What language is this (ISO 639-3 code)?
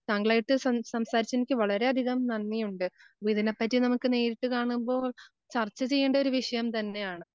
mal